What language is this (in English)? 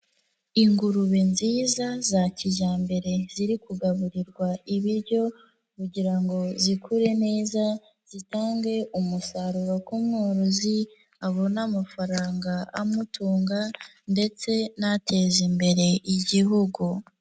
Kinyarwanda